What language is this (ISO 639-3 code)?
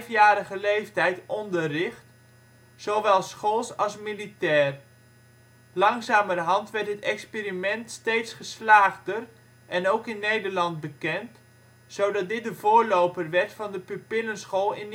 nld